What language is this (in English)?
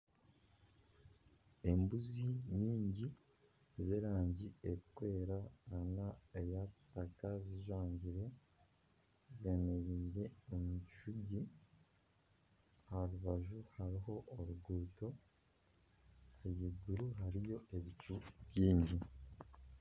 Nyankole